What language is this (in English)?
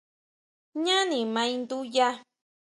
Huautla Mazatec